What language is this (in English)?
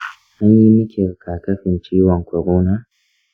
Hausa